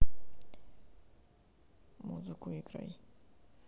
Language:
Russian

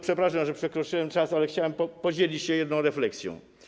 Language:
Polish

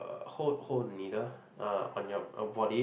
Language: English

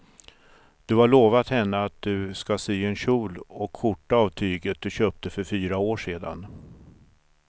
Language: Swedish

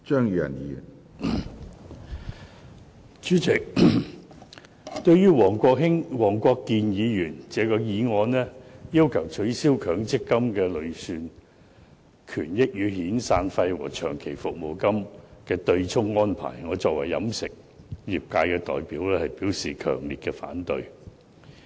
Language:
Cantonese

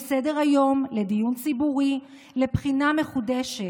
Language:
Hebrew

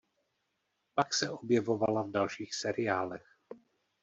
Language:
Czech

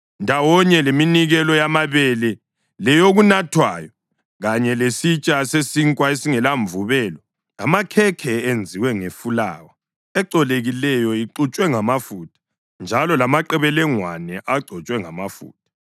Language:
North Ndebele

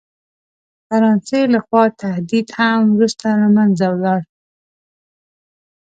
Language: Pashto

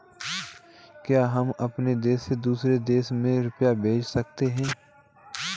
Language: Hindi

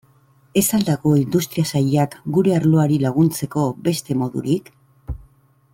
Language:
Basque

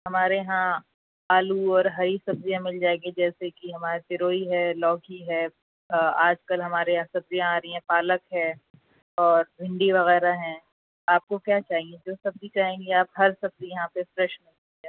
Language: Urdu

